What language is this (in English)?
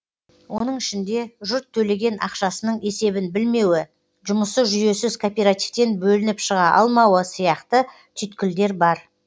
Kazakh